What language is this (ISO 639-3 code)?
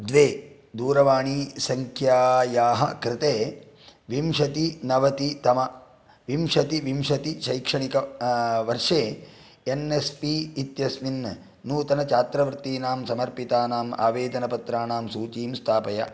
san